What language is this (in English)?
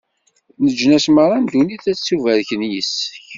Kabyle